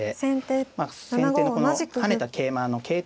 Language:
Japanese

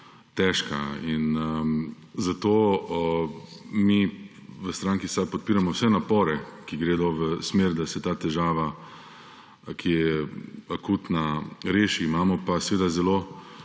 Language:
Slovenian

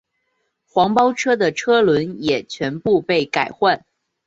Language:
Chinese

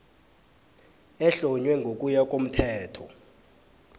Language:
South Ndebele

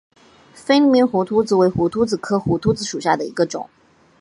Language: Chinese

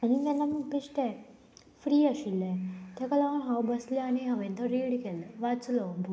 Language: Konkani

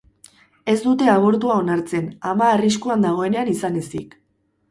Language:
Basque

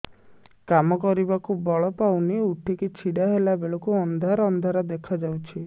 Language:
Odia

